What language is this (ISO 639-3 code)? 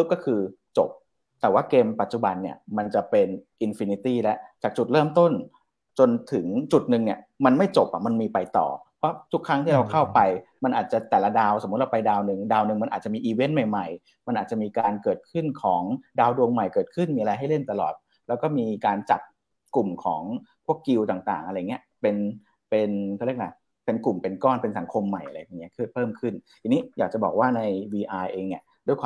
tha